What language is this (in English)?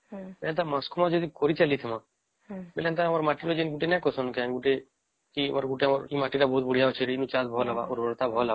Odia